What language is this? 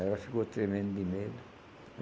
Portuguese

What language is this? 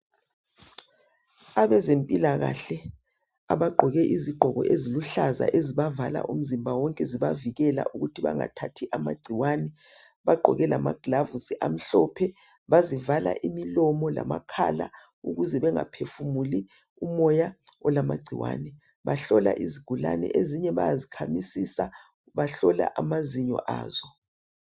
North Ndebele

